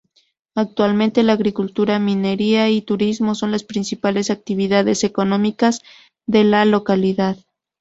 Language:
Spanish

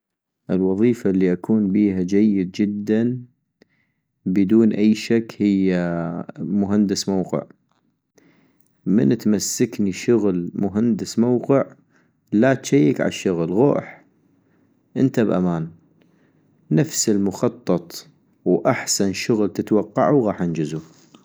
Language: North Mesopotamian Arabic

